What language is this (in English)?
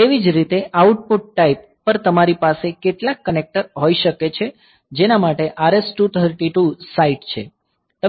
Gujarati